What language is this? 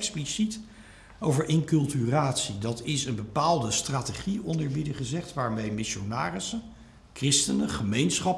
Dutch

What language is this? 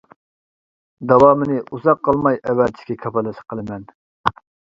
Uyghur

